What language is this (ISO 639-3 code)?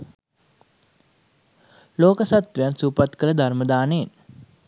sin